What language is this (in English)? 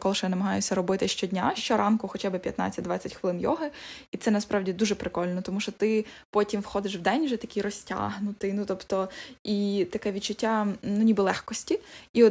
Ukrainian